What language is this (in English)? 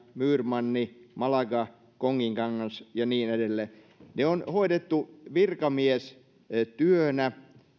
Finnish